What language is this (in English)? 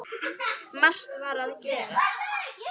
Icelandic